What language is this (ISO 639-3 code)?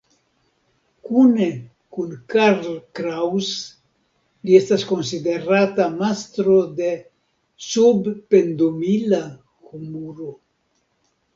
epo